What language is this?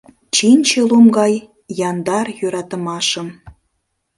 Mari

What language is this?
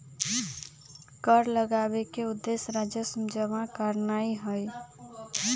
Magahi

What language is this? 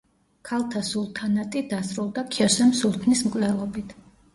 Georgian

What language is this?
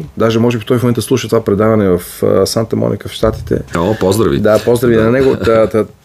Bulgarian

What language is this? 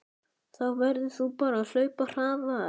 Icelandic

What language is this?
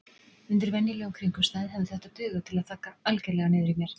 Icelandic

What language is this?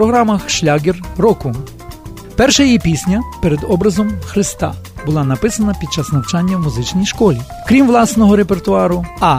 Ukrainian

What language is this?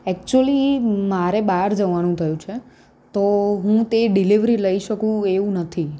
Gujarati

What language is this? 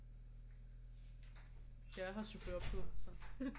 Danish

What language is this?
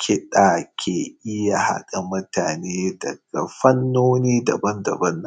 Hausa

